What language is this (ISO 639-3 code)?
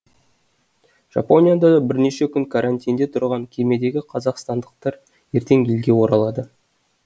kaz